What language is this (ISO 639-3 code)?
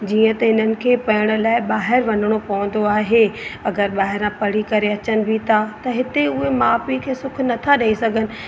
snd